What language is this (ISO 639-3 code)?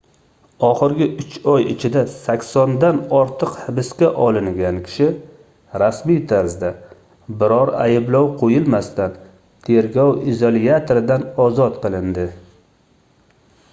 uzb